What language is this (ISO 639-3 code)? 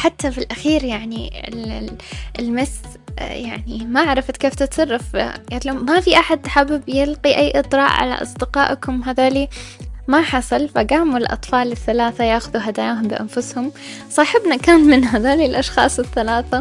ara